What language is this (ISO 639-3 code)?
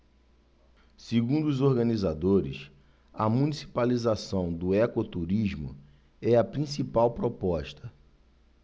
por